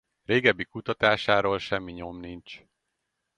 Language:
Hungarian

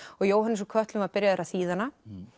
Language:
Icelandic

